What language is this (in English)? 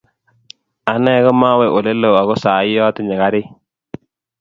Kalenjin